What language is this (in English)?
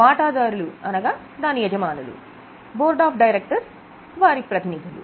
Telugu